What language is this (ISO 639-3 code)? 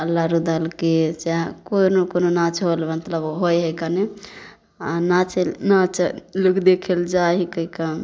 mai